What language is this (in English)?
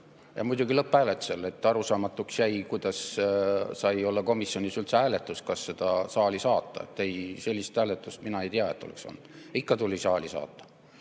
Estonian